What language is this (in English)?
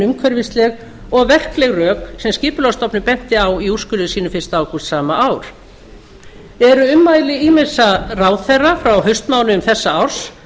Icelandic